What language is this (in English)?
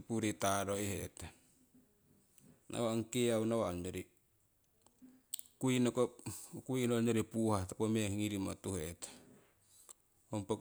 Siwai